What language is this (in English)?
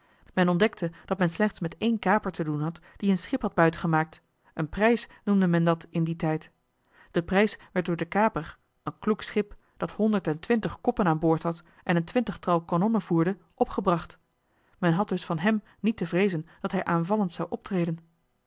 Dutch